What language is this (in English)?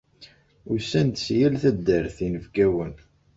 Kabyle